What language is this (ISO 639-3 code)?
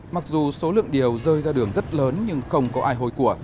vie